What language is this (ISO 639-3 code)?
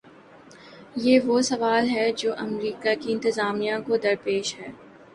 urd